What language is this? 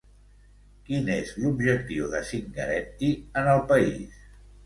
Catalan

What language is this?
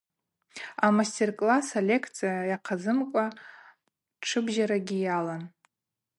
Abaza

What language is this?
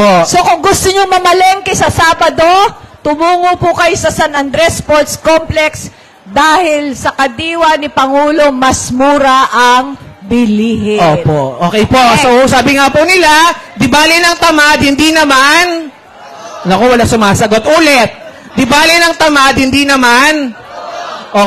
Filipino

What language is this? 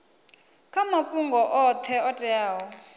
Venda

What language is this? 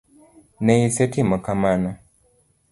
Luo (Kenya and Tanzania)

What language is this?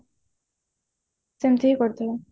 Odia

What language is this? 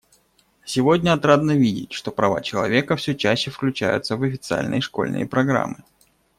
Russian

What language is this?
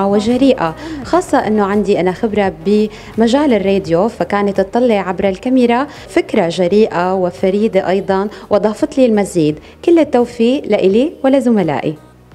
Arabic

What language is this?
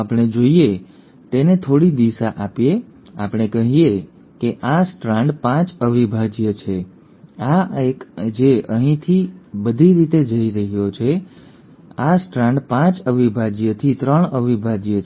Gujarati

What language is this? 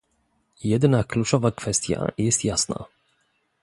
Polish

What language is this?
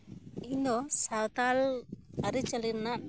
Santali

